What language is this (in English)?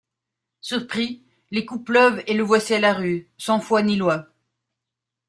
French